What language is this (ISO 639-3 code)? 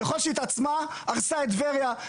heb